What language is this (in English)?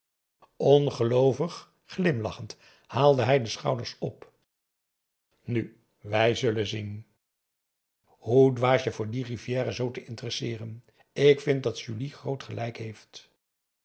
Dutch